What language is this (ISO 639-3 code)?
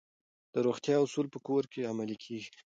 pus